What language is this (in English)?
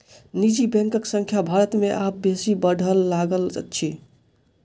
Maithili